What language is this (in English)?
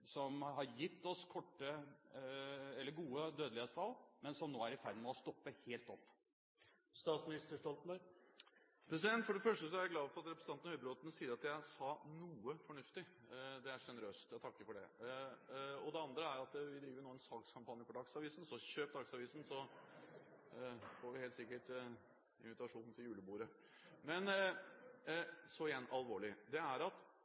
Norwegian Bokmål